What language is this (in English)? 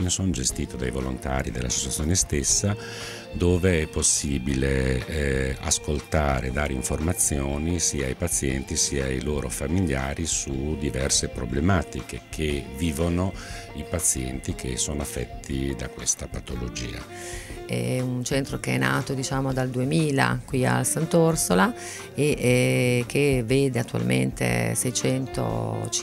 Italian